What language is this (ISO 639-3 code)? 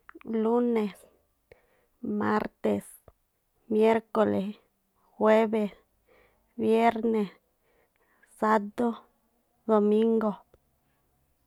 tpl